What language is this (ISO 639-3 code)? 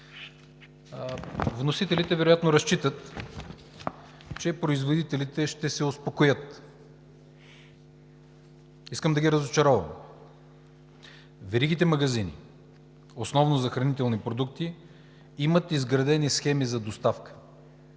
bul